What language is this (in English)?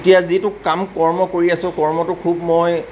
Assamese